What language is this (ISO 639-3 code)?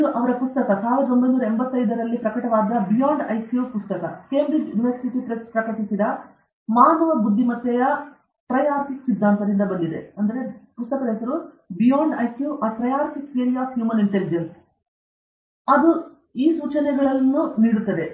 kan